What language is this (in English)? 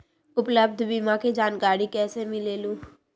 Magahi